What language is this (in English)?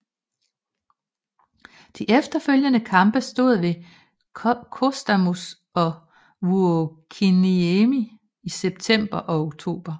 Danish